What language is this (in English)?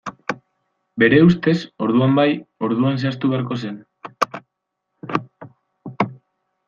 Basque